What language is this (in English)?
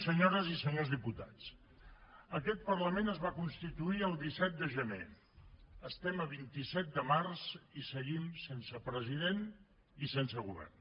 Catalan